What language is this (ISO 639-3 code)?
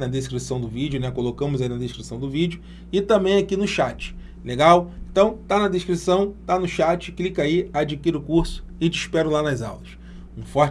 por